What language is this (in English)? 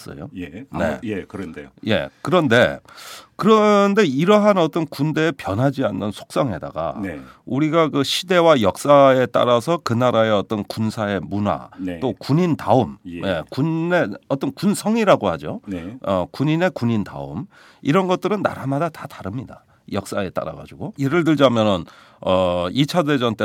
Korean